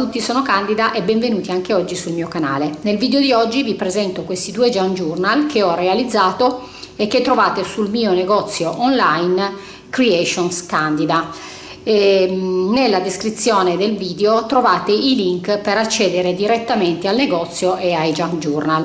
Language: Italian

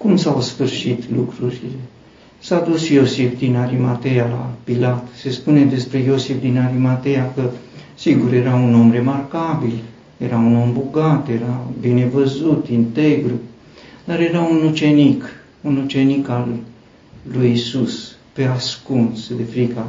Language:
Romanian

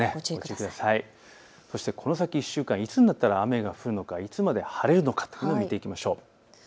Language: Japanese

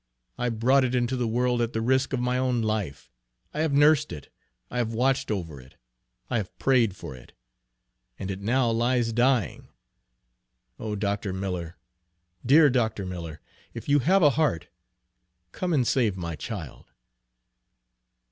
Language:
English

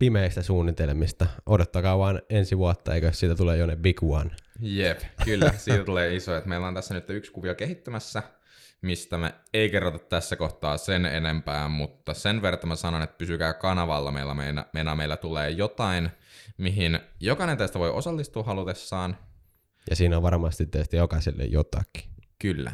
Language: Finnish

